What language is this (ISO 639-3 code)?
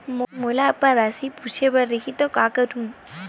hne